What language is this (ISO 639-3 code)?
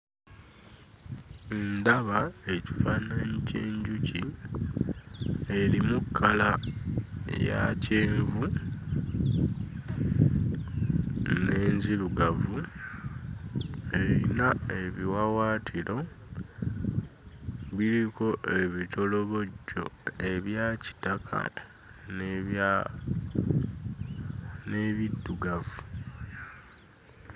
lug